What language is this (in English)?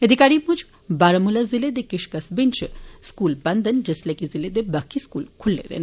Dogri